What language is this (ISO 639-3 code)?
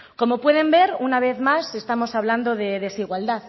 spa